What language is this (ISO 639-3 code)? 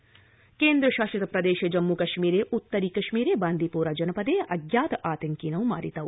san